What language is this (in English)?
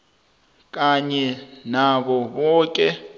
South Ndebele